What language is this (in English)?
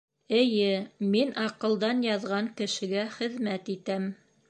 Bashkir